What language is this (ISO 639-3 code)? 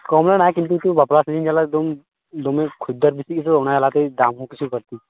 sat